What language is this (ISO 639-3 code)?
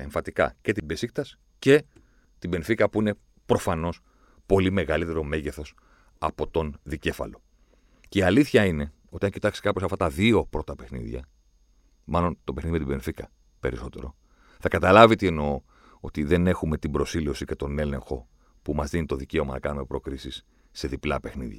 ell